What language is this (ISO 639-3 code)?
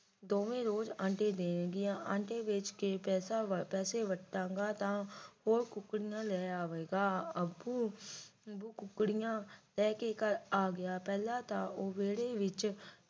pan